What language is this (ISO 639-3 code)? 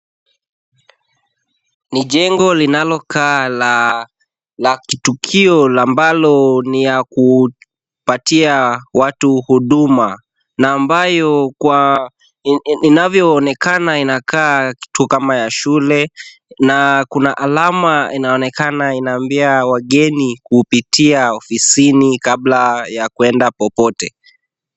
swa